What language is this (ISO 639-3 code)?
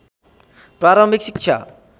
nep